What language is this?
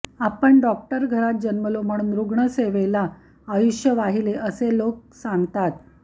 Marathi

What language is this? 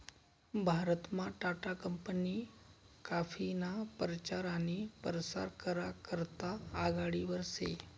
Marathi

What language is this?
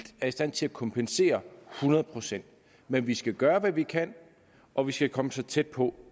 Danish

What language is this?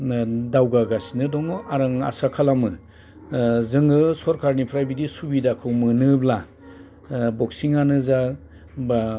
Bodo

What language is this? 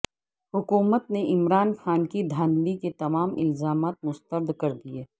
Urdu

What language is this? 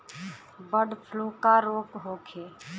Bhojpuri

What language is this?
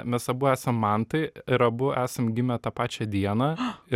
Lithuanian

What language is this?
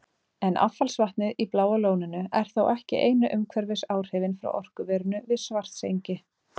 Icelandic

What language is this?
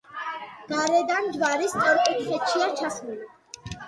Georgian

